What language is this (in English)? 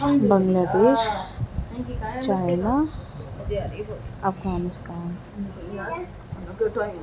Urdu